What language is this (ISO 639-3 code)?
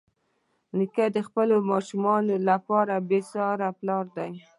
pus